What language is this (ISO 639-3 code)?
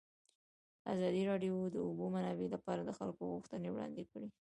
pus